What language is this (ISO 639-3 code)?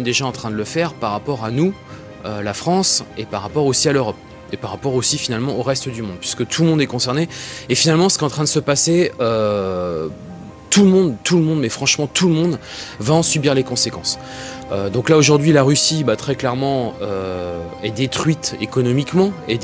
fra